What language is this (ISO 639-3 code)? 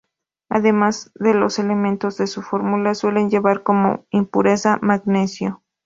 spa